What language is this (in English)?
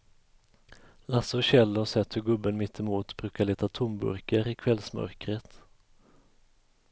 Swedish